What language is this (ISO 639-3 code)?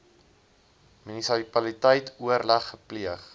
afr